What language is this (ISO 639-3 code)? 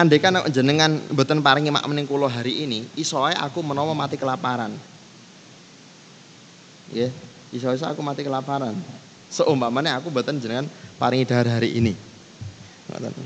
ind